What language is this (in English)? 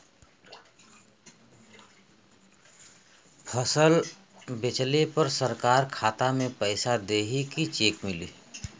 Bhojpuri